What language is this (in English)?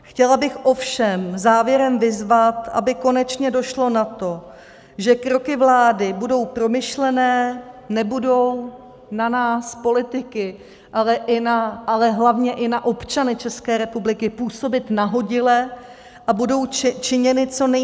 Czech